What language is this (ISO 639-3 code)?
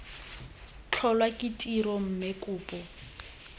tsn